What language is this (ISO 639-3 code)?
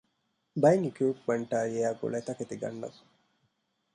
div